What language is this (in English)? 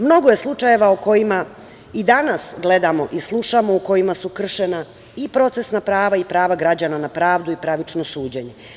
Serbian